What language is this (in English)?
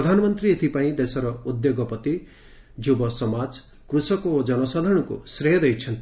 Odia